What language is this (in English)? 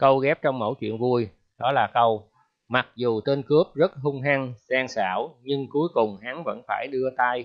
Vietnamese